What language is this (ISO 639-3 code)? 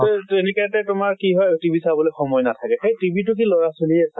asm